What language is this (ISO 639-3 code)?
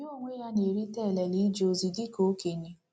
ibo